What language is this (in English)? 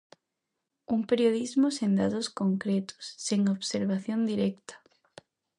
Galician